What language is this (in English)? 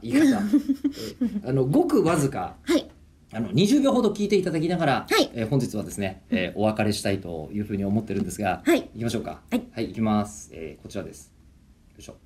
Japanese